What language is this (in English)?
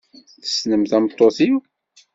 Kabyle